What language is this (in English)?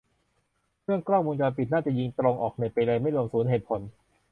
Thai